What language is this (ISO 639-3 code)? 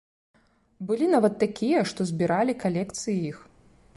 bel